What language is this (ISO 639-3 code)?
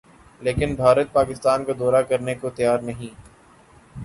urd